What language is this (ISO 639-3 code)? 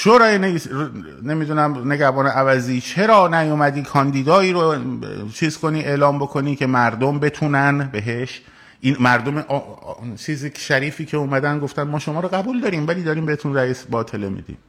fas